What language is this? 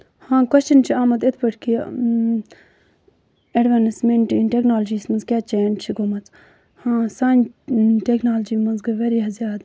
Kashmiri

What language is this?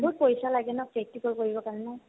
Assamese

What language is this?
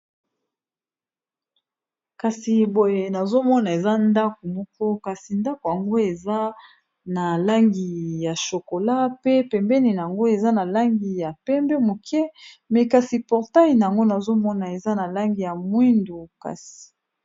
Lingala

